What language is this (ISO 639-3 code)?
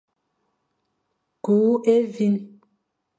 fan